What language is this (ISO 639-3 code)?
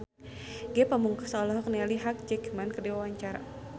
sun